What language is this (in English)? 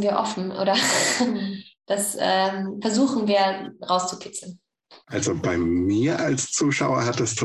German